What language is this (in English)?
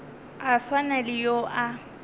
Northern Sotho